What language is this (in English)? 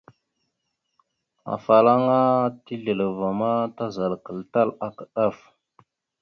Mada (Cameroon)